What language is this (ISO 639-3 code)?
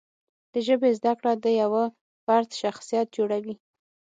pus